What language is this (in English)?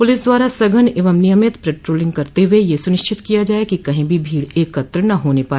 Hindi